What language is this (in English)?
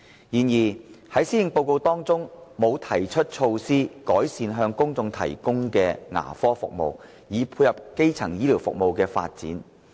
Cantonese